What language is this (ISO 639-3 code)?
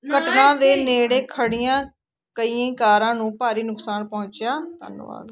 pan